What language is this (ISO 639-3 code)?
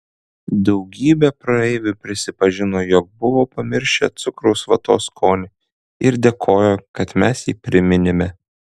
lit